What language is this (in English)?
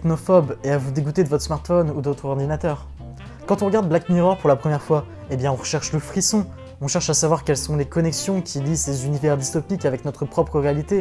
French